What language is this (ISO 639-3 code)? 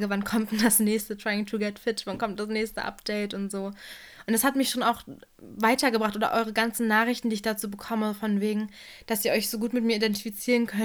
deu